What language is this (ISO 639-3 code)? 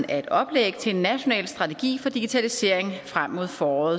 dan